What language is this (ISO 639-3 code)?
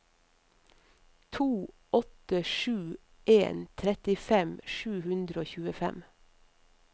nor